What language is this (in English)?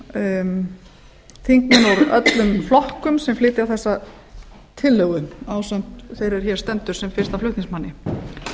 Icelandic